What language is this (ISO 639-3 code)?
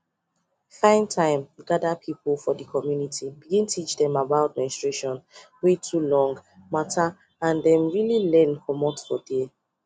pcm